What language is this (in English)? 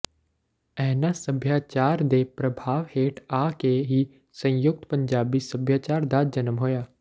Punjabi